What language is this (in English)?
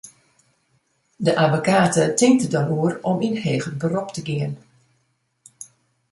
Western Frisian